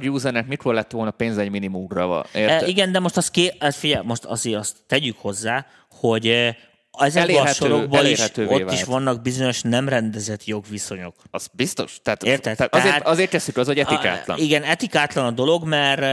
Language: Hungarian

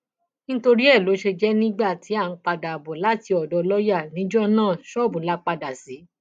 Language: Yoruba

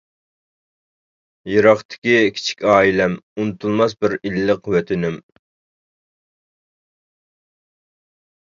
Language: Uyghur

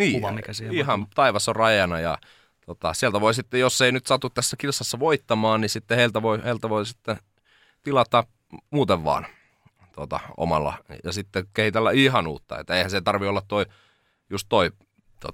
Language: Finnish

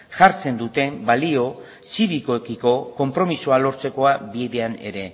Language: Basque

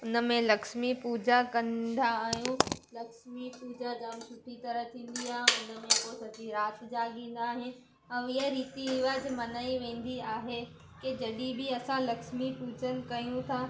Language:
Sindhi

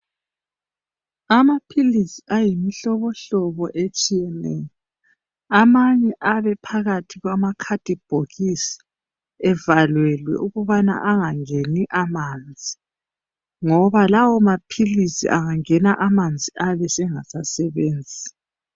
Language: North Ndebele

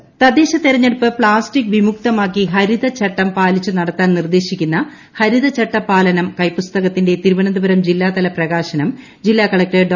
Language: Malayalam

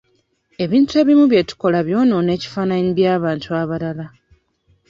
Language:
Ganda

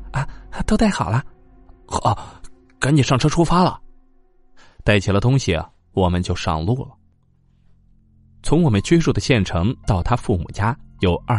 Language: Chinese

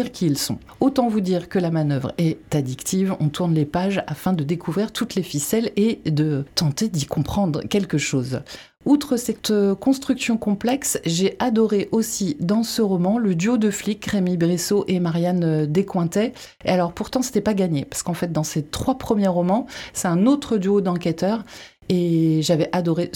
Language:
French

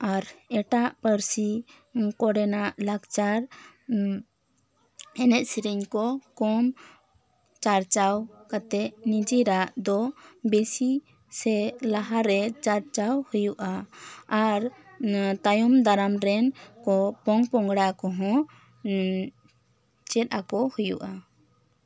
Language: Santali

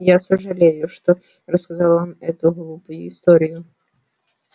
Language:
Russian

